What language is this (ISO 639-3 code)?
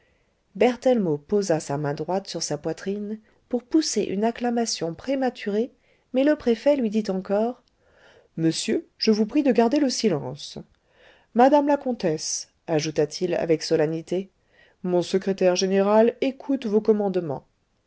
fra